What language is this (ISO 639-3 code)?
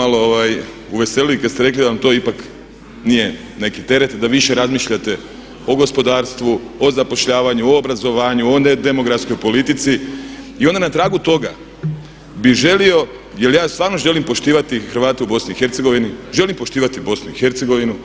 hrv